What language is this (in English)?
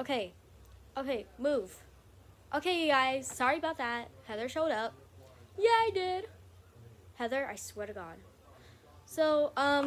English